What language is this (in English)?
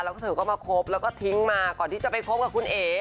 Thai